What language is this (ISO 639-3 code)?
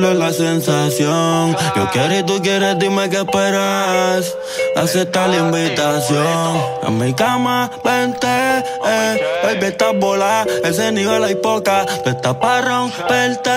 ita